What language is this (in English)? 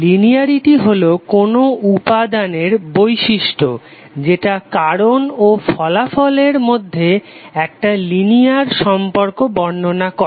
Bangla